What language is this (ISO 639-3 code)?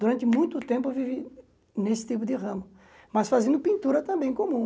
por